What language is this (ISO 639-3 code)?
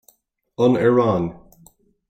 gle